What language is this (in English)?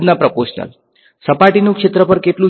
Gujarati